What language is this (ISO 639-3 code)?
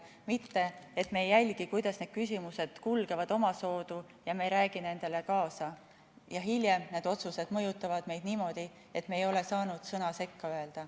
est